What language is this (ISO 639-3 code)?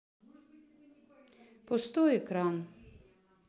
rus